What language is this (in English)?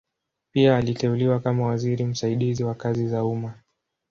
Swahili